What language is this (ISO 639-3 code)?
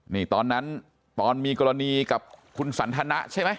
tha